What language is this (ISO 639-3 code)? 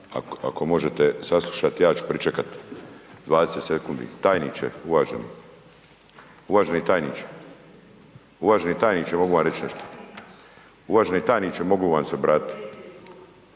hrv